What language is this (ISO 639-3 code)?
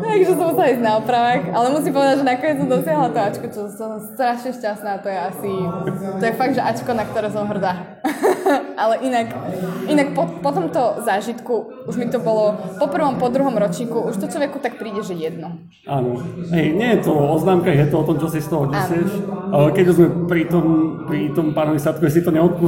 slk